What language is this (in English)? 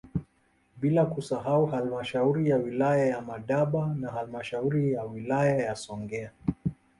Swahili